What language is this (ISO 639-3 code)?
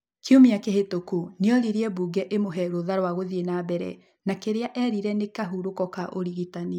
kik